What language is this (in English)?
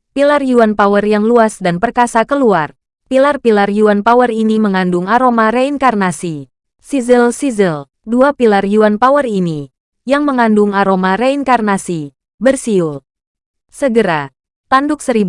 Indonesian